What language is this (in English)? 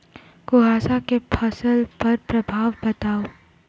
Maithili